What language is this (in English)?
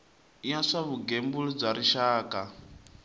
Tsonga